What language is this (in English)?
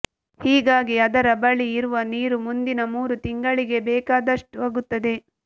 Kannada